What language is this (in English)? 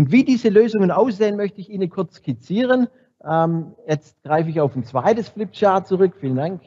German